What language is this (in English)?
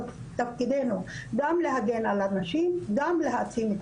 Hebrew